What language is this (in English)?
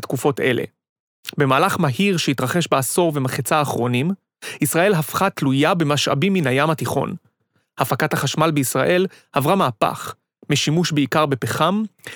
Hebrew